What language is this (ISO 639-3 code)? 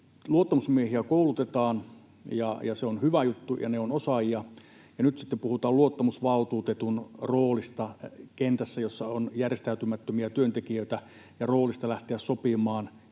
fin